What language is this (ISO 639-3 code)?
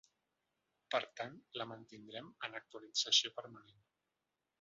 cat